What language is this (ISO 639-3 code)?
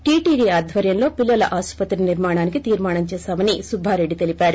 tel